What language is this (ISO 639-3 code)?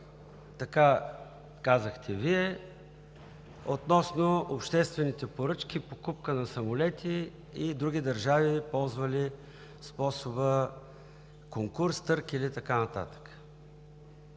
bul